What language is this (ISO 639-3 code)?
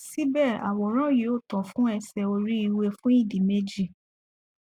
yor